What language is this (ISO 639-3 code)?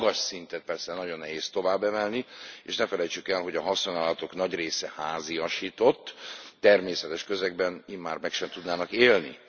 hun